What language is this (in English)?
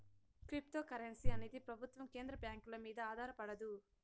Telugu